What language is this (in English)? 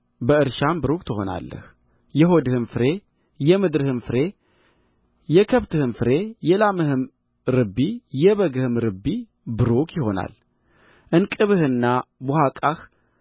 Amharic